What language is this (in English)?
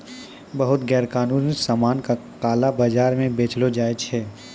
Maithili